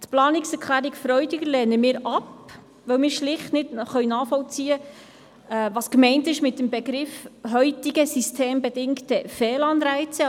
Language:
Swiss German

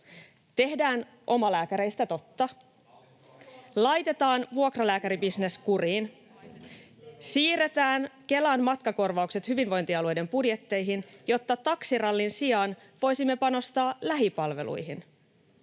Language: Finnish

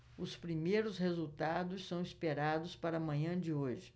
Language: Portuguese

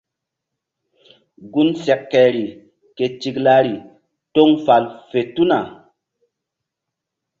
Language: Mbum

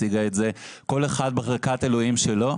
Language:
Hebrew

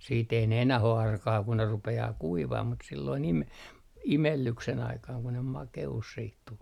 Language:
Finnish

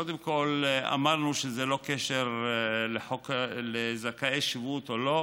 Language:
Hebrew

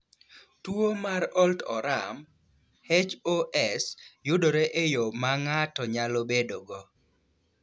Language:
Luo (Kenya and Tanzania)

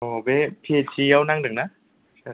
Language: Bodo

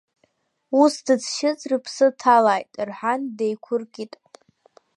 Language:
Abkhazian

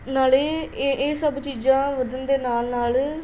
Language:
Punjabi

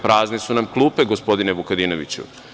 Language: Serbian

